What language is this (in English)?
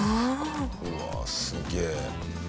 Japanese